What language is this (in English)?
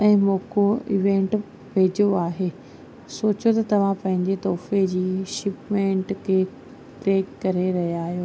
Sindhi